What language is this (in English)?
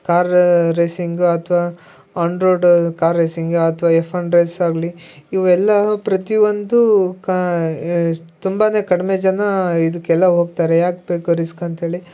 Kannada